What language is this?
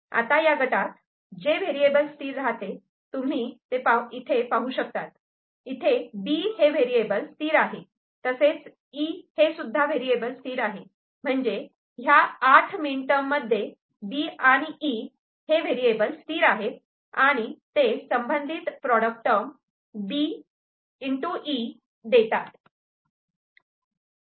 Marathi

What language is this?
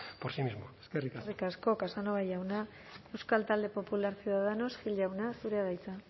Basque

